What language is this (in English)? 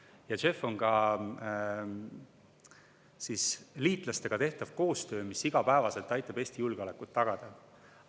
Estonian